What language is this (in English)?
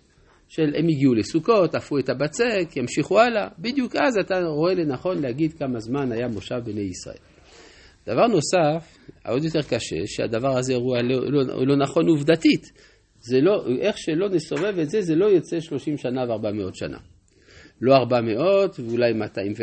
Hebrew